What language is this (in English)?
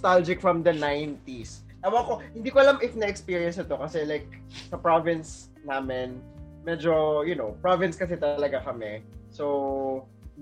Filipino